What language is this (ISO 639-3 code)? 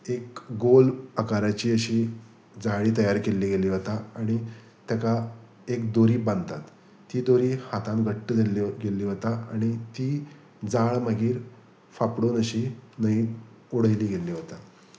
kok